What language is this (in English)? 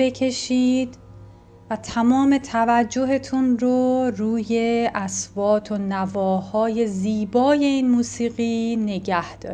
Persian